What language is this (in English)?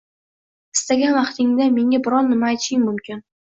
Uzbek